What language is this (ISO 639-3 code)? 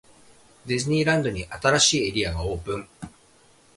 jpn